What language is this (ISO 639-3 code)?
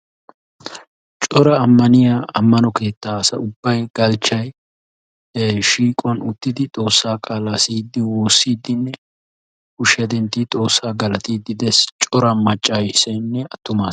wal